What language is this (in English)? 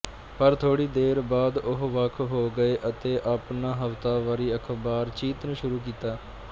Punjabi